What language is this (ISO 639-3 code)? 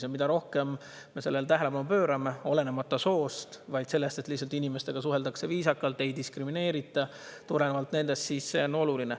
est